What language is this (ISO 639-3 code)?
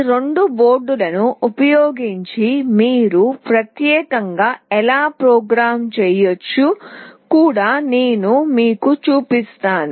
tel